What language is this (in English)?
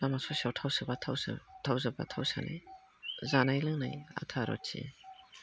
Bodo